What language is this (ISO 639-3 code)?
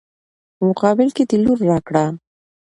pus